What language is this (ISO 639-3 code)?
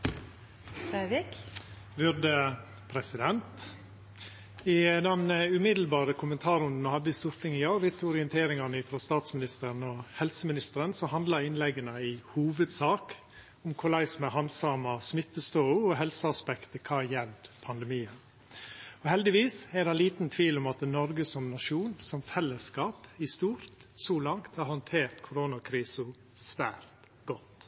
nno